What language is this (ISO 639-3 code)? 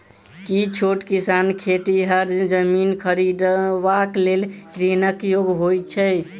mai